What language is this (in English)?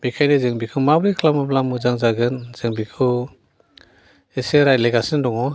Bodo